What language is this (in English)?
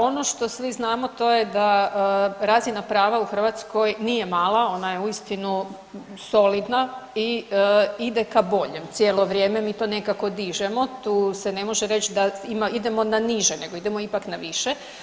Croatian